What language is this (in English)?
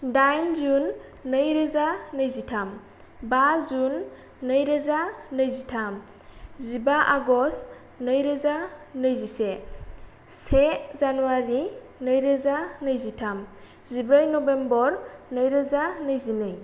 Bodo